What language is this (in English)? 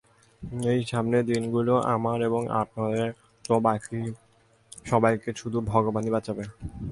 Bangla